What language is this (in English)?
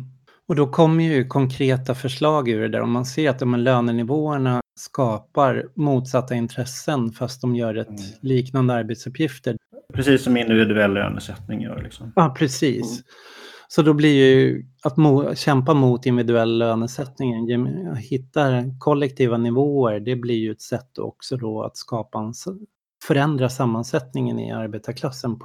Swedish